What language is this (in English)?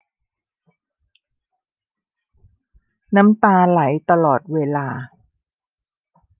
Thai